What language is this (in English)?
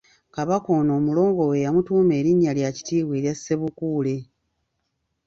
Ganda